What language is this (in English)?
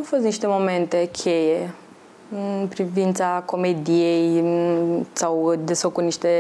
Romanian